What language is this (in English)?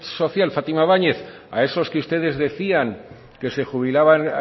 Spanish